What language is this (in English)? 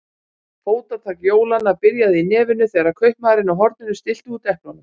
Icelandic